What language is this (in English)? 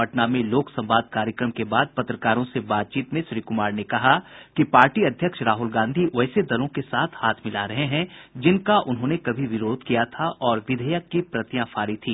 Hindi